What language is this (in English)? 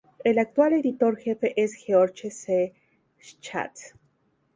Spanish